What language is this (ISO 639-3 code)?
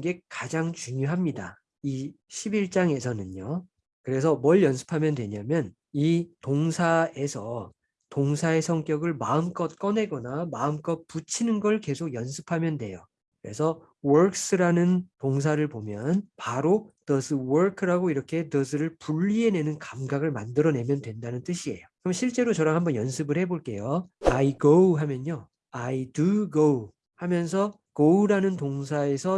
kor